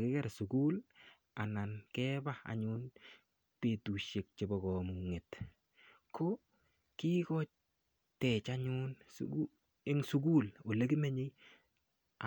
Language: Kalenjin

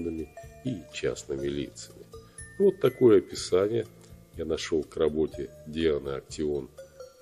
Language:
Russian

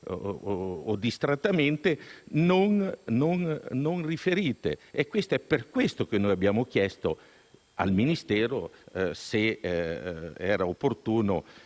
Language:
Italian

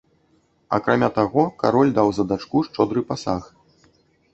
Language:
Belarusian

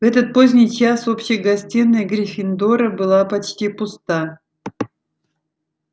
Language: Russian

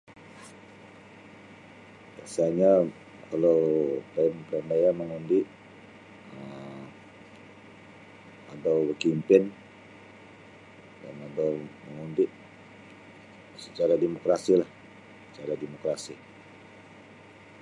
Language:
Sabah Bisaya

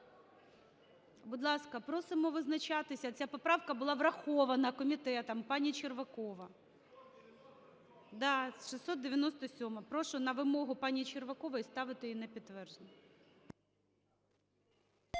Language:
Ukrainian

